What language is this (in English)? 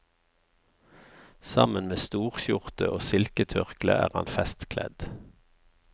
Norwegian